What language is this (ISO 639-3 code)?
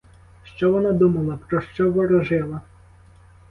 ukr